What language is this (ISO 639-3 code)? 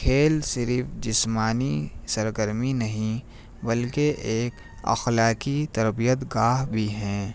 urd